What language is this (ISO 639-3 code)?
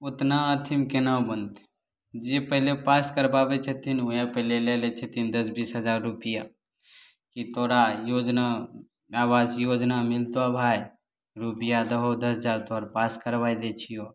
mai